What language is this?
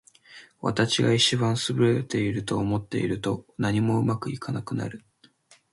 Japanese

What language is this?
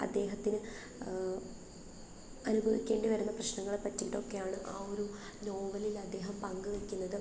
Malayalam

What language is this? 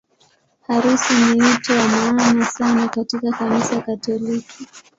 Swahili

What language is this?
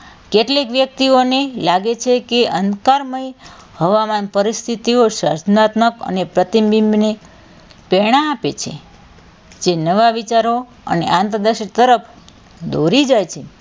Gujarati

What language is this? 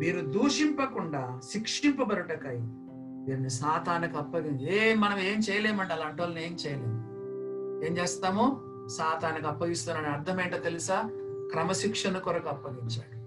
Telugu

